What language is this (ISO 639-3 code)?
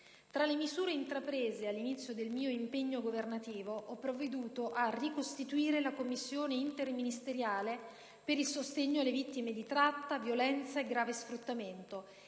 ita